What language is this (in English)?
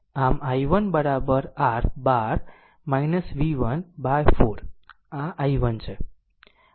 Gujarati